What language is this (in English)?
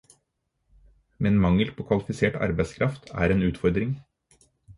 Norwegian Bokmål